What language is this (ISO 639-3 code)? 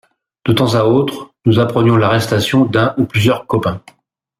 fra